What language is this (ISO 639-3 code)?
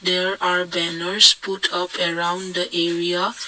eng